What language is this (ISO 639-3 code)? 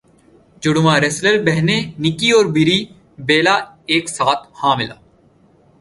urd